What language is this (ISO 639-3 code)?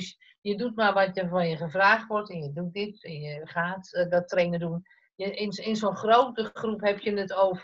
nld